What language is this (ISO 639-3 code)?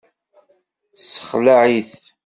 kab